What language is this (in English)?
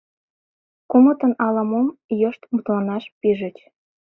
Mari